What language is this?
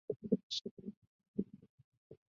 Chinese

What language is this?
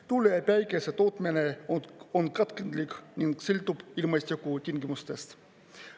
Estonian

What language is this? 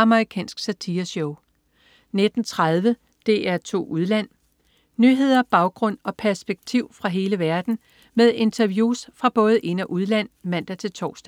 Danish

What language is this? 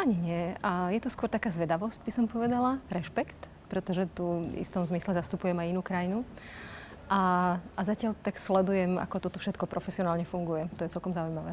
Czech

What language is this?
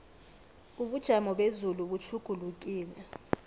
South Ndebele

